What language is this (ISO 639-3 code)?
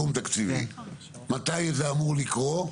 heb